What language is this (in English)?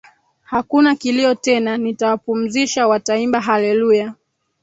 Swahili